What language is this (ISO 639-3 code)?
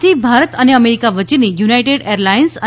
guj